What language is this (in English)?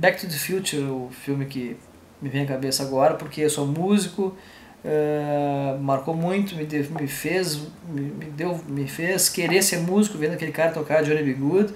Portuguese